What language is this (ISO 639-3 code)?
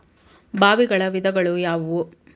kan